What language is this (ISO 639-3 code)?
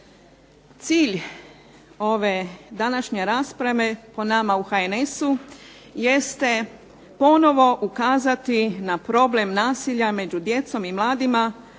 hrv